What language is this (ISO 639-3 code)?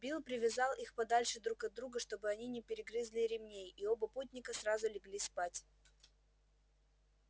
rus